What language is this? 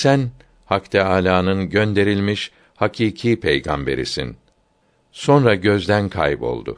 Turkish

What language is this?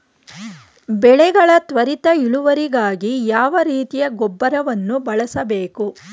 Kannada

